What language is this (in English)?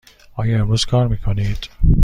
Persian